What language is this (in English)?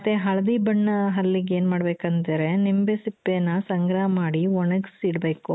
Kannada